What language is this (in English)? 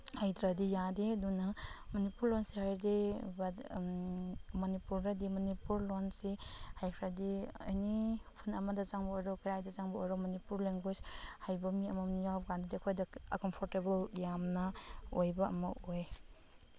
Manipuri